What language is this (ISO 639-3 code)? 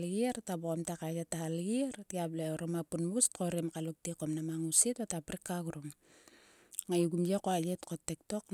sua